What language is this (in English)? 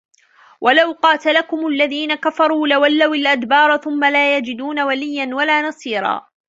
Arabic